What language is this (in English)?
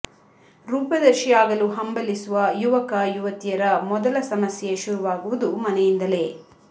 Kannada